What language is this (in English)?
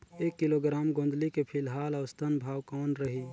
Chhattisgarhi